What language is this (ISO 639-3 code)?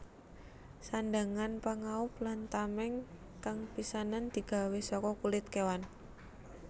jav